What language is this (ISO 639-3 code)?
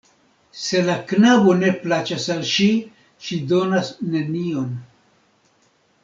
epo